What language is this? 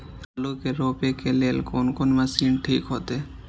Maithili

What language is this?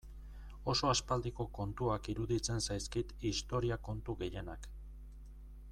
Basque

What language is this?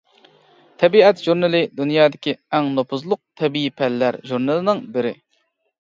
Uyghur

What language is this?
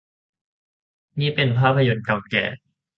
Thai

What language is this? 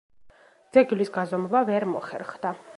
Georgian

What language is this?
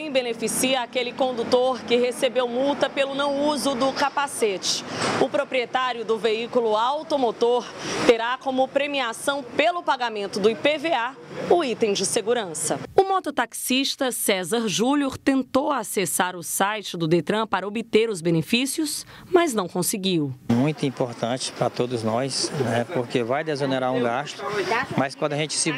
Portuguese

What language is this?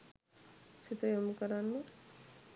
Sinhala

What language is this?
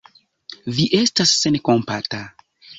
Esperanto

